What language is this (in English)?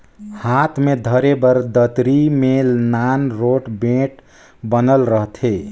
Chhattisgarhi